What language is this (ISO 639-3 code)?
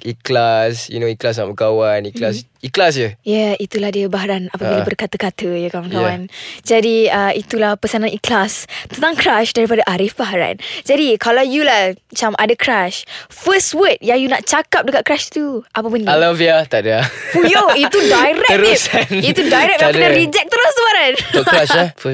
msa